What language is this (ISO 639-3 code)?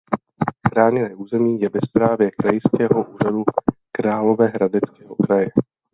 ces